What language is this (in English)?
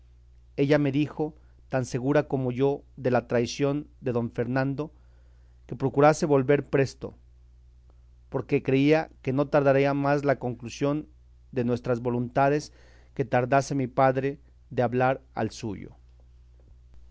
Spanish